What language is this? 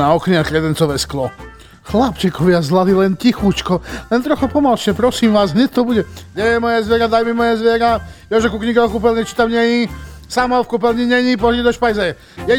Slovak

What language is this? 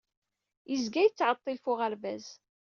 Kabyle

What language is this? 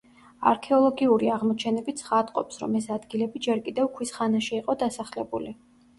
Georgian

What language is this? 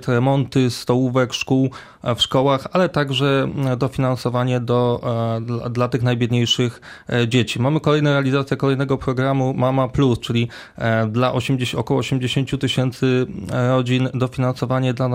Polish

